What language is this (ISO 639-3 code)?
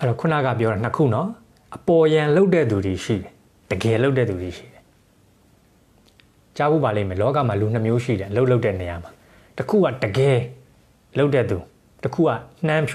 tha